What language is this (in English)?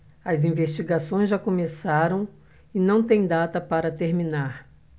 Portuguese